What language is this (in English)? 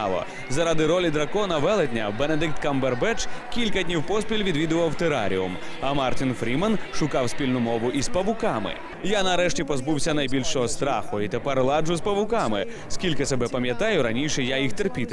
Ukrainian